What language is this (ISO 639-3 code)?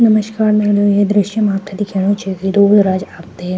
gbm